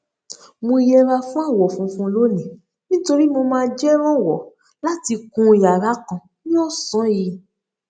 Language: Yoruba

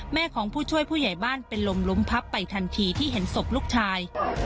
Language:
Thai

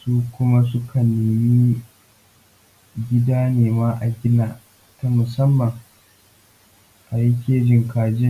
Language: Hausa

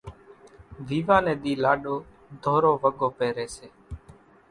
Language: Kachi Koli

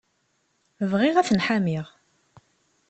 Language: Kabyle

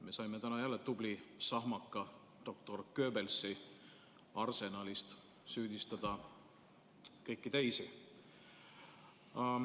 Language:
Estonian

